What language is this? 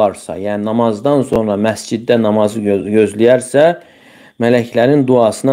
Turkish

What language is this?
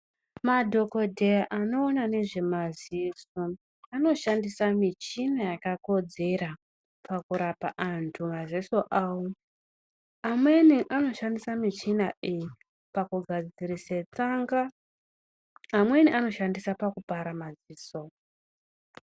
Ndau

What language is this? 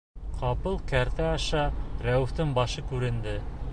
Bashkir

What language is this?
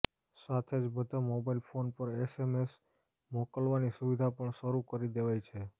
Gujarati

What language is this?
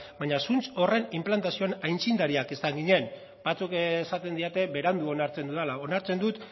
Basque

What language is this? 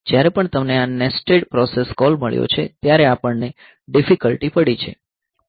Gujarati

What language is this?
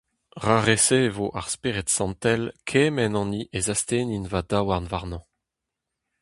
Breton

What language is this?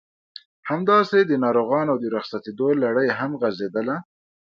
Pashto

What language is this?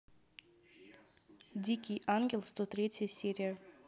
Russian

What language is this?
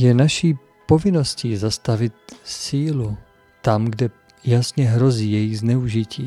Czech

